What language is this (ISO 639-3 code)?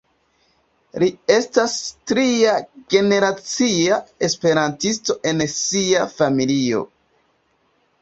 epo